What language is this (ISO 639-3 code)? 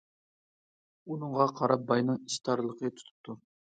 uig